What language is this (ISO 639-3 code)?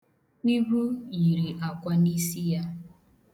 ibo